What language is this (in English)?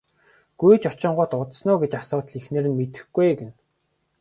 Mongolian